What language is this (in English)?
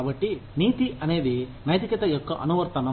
Telugu